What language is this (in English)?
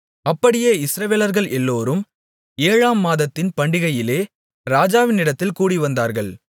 Tamil